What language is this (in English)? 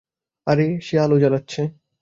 Bangla